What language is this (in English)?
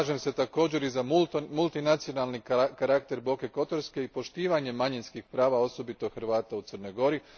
Croatian